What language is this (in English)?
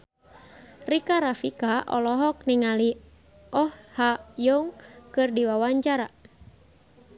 Sundanese